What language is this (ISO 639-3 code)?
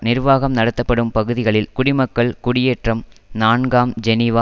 tam